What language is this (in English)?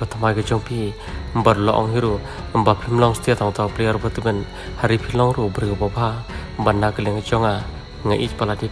Thai